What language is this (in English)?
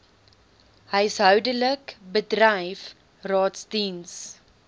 Afrikaans